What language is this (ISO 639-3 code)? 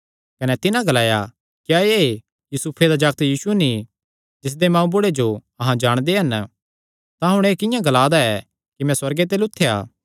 xnr